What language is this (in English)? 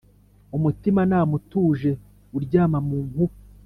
Kinyarwanda